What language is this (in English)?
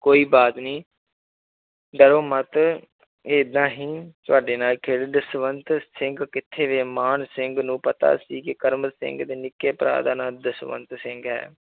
Punjabi